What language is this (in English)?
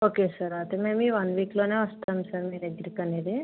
Telugu